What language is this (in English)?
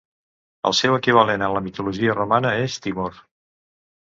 Catalan